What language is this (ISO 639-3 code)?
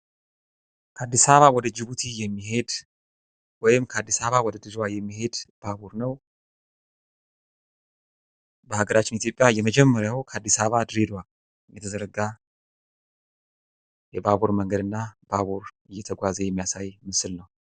amh